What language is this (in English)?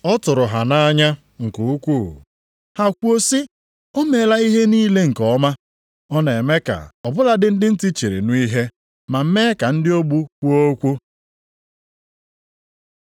Igbo